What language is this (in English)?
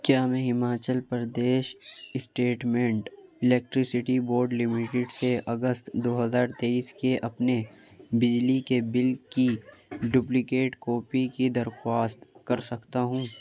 Urdu